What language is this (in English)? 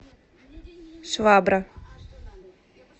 Russian